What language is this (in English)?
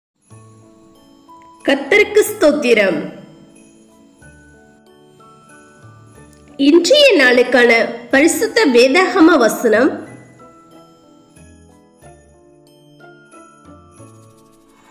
Korean